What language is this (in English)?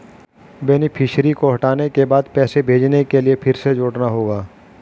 Hindi